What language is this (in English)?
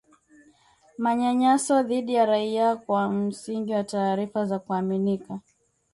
Swahili